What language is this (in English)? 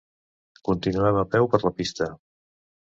Catalan